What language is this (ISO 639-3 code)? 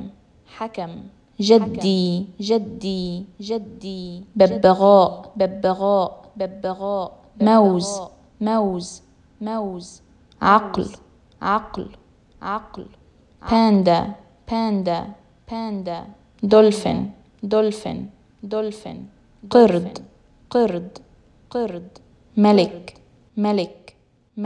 ara